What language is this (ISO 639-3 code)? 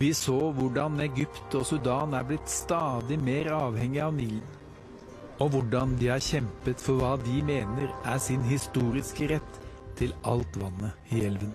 nor